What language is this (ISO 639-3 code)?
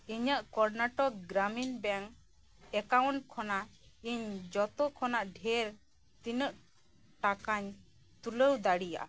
sat